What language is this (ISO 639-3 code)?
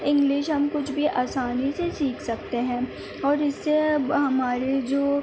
urd